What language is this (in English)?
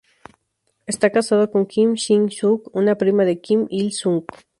Spanish